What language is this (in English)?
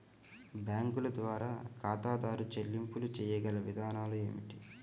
Telugu